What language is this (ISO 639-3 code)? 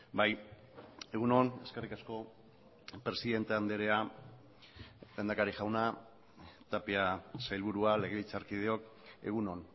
eus